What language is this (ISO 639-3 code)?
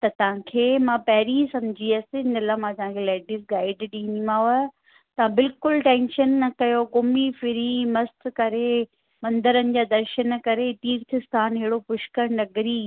snd